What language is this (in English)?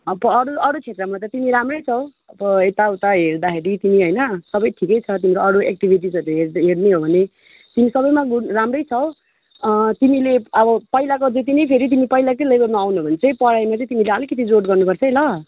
Nepali